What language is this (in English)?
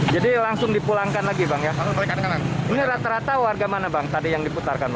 Indonesian